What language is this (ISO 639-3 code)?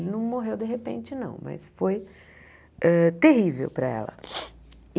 por